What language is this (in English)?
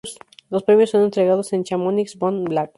Spanish